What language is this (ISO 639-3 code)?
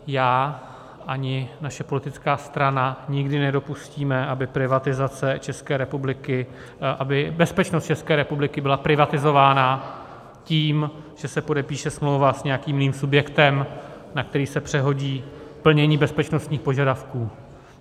ces